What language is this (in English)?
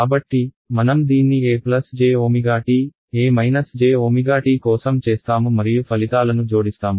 Telugu